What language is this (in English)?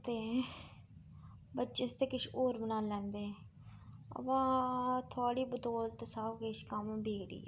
Dogri